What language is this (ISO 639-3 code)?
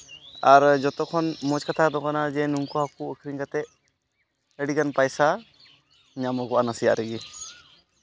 sat